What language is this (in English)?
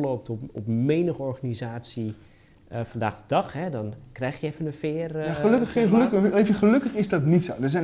Dutch